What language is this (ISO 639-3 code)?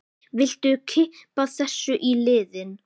isl